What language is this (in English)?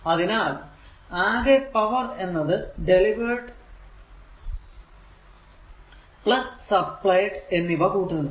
Malayalam